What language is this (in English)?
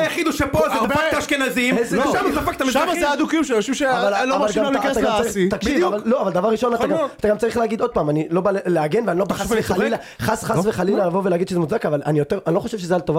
Hebrew